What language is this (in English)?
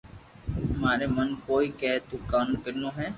Loarki